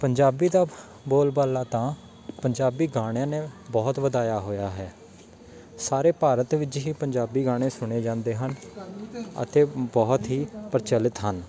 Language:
Punjabi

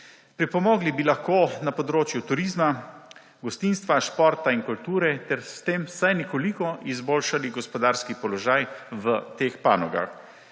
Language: Slovenian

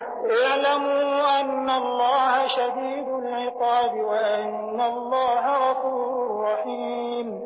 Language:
Arabic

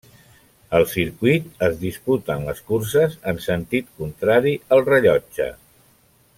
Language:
Catalan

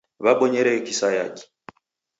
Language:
Taita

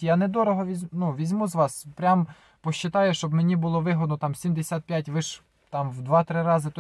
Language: Ukrainian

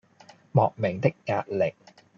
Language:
Cantonese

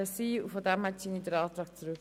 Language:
Swiss German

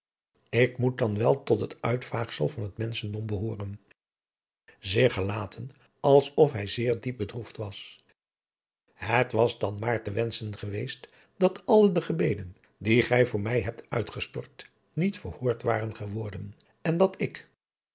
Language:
Dutch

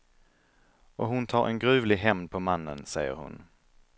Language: Swedish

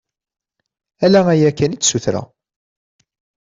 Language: Kabyle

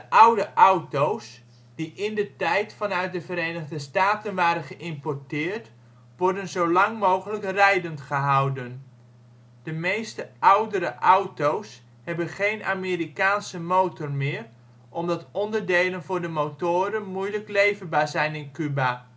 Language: Dutch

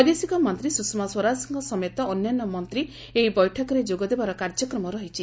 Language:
Odia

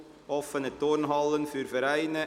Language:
Swiss German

